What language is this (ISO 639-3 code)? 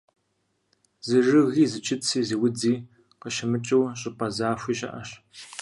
kbd